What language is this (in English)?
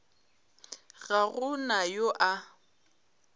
Northern Sotho